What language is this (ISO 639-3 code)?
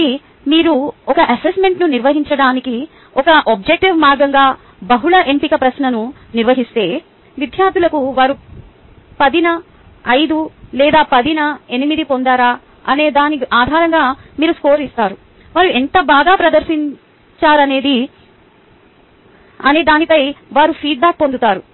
tel